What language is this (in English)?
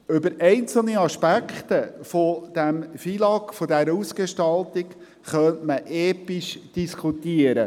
Swiss German